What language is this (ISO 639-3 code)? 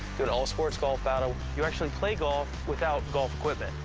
eng